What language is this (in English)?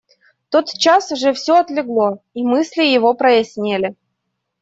Russian